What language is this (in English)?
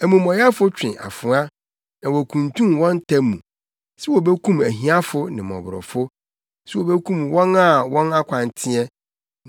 Akan